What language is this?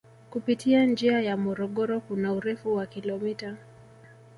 Swahili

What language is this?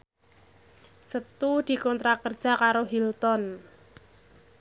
Javanese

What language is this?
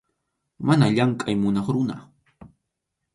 Arequipa-La Unión Quechua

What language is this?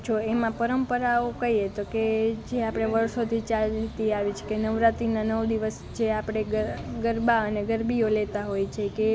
Gujarati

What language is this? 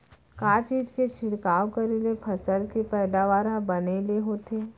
Chhattisgarhi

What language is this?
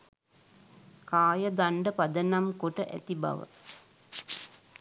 Sinhala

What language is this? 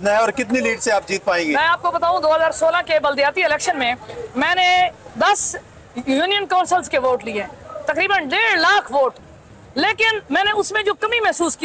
Hindi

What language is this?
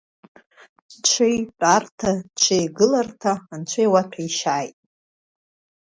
Abkhazian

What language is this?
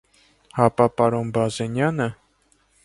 Armenian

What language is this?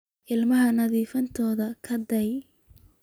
Somali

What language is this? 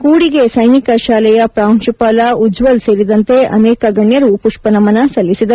Kannada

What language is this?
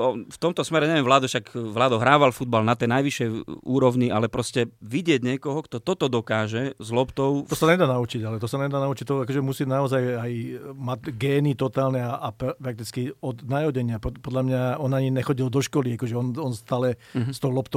Slovak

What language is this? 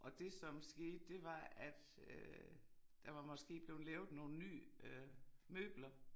Danish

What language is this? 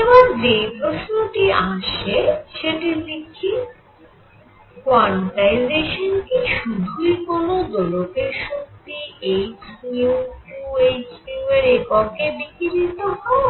Bangla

